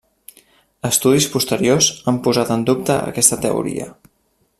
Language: Catalan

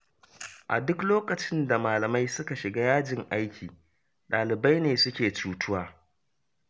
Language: Hausa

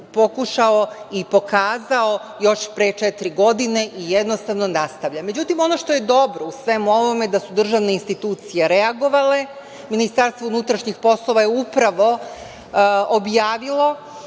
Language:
Serbian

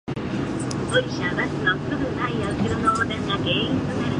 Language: Japanese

